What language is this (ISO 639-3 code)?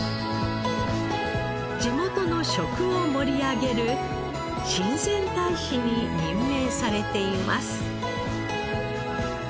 jpn